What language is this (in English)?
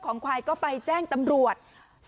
Thai